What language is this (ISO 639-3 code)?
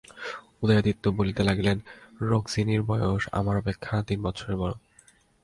ben